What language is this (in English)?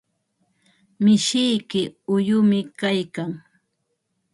Ambo-Pasco Quechua